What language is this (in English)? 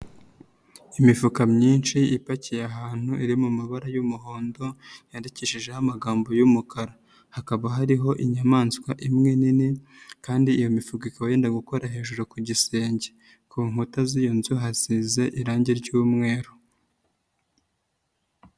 Kinyarwanda